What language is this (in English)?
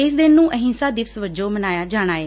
Punjabi